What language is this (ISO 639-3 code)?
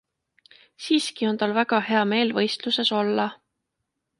est